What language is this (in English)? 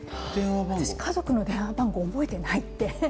Japanese